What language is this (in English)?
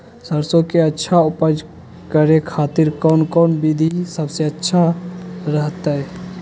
Magahi